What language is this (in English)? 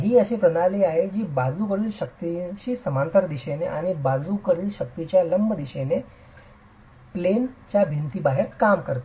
Marathi